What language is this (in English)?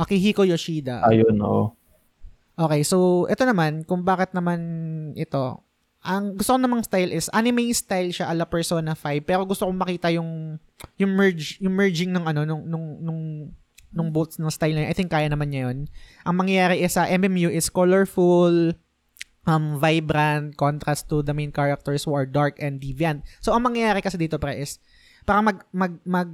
Filipino